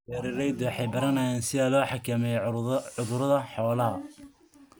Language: Somali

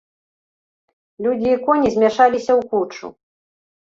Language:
Belarusian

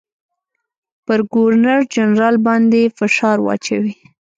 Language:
Pashto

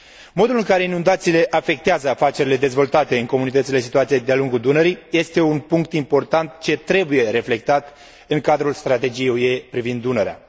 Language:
Romanian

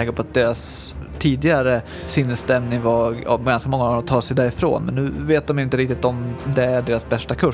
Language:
Swedish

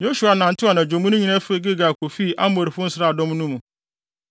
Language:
Akan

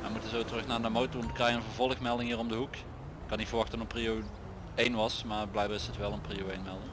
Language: Dutch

